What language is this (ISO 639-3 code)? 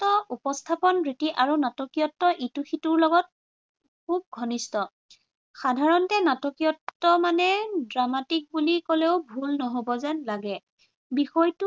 asm